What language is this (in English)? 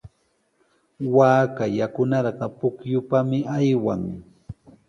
Sihuas Ancash Quechua